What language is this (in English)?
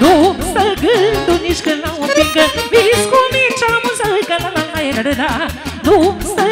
Romanian